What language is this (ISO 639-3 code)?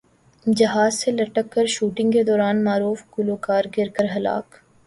urd